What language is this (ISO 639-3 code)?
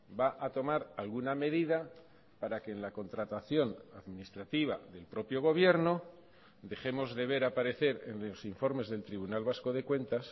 spa